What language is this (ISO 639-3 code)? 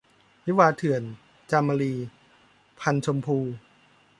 tha